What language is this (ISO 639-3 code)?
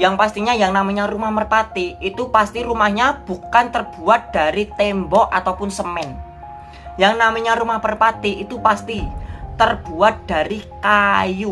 ind